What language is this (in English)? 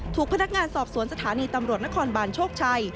Thai